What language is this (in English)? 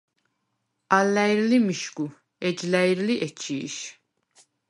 Svan